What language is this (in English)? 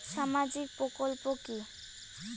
Bangla